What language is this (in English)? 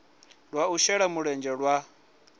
Venda